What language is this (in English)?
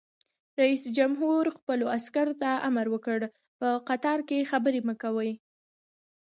Pashto